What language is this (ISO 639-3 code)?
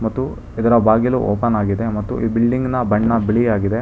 kan